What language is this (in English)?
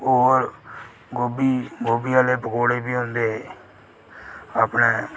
Dogri